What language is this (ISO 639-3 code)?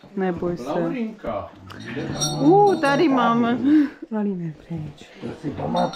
ces